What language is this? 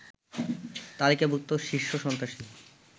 Bangla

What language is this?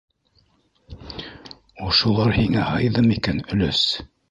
Bashkir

